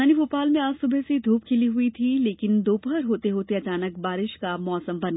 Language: Hindi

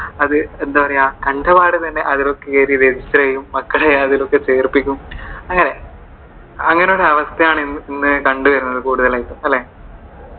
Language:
Malayalam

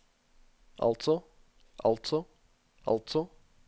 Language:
Norwegian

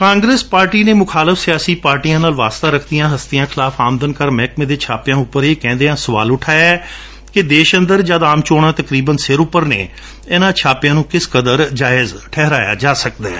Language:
Punjabi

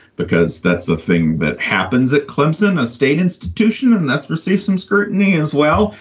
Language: English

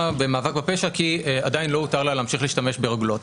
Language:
Hebrew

